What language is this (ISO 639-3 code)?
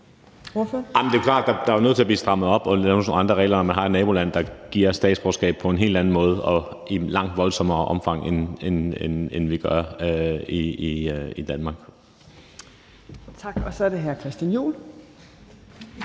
dan